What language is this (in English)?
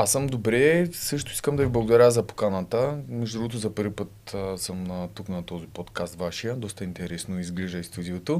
Bulgarian